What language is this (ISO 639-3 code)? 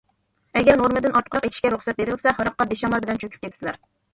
uig